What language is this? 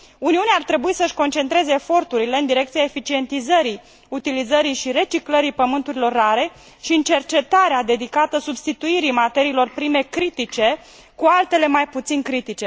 Romanian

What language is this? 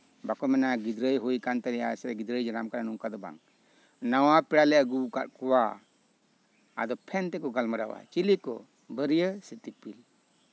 Santali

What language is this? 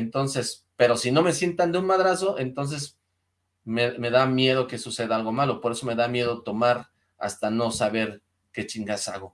Spanish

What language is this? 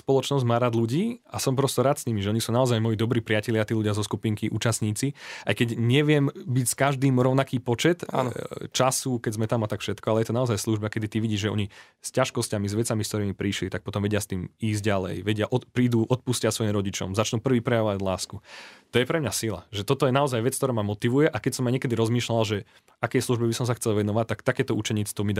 Slovak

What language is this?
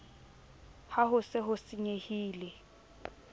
Southern Sotho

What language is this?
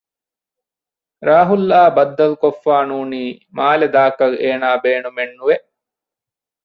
Divehi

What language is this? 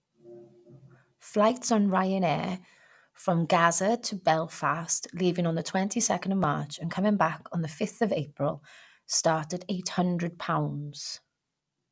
English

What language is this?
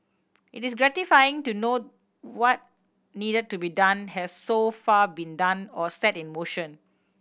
English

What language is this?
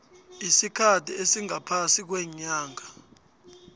South Ndebele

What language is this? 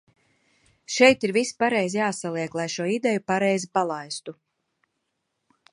Latvian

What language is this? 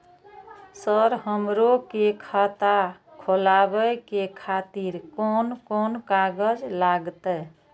Maithili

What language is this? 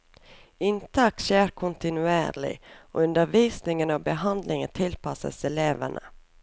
Norwegian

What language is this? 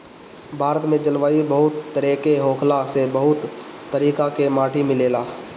Bhojpuri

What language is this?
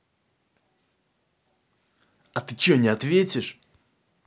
Russian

